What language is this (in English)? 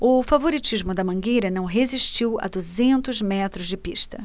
Portuguese